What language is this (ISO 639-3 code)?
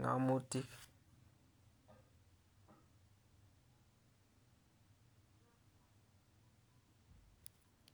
kln